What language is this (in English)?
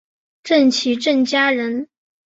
Chinese